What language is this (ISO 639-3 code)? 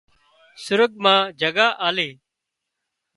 kxp